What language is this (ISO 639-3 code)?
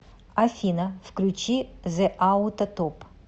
rus